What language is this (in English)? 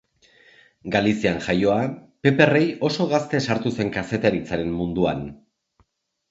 Basque